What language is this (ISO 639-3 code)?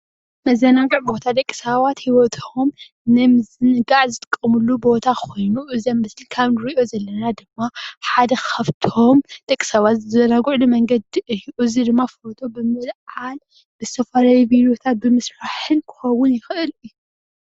tir